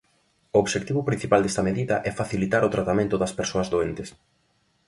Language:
Galician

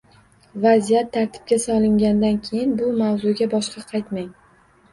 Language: Uzbek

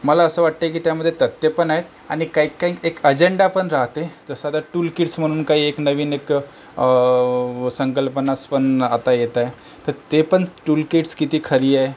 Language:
Marathi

